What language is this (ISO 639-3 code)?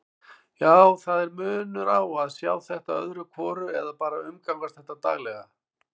isl